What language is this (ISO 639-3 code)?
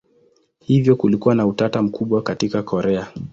swa